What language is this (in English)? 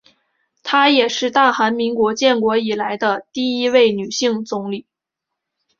Chinese